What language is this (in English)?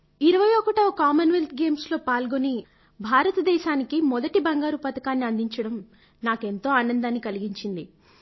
Telugu